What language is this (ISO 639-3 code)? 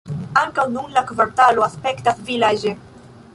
epo